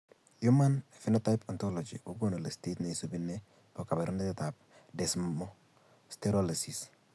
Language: Kalenjin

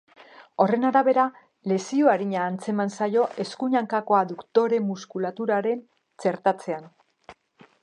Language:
Basque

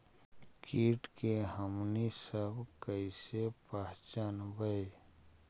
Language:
Magahi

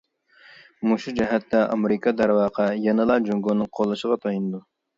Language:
Uyghur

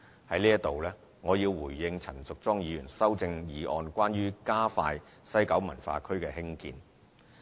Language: Cantonese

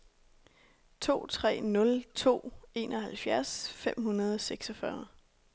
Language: Danish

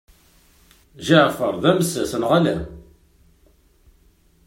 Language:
Kabyle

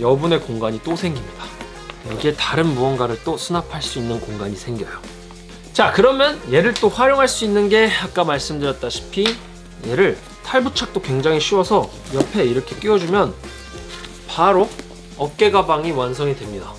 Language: Korean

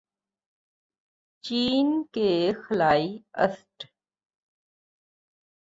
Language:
Urdu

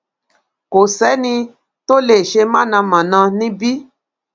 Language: Yoruba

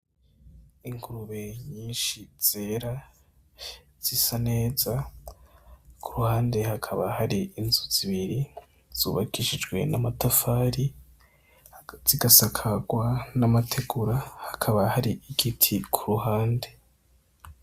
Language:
Rundi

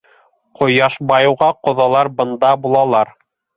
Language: Bashkir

